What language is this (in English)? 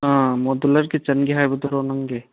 Manipuri